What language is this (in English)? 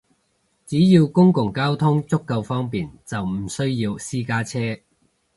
Cantonese